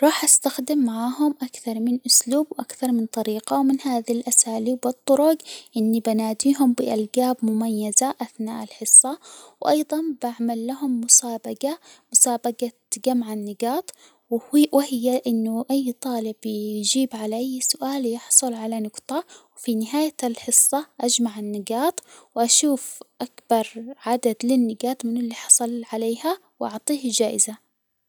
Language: Hijazi Arabic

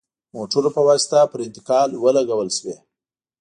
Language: Pashto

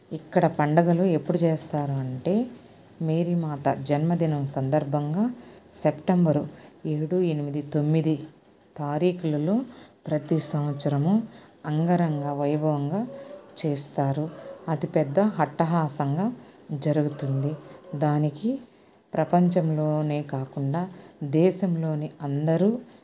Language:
Telugu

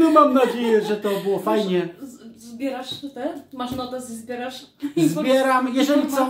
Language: Polish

